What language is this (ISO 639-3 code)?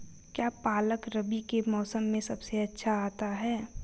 hin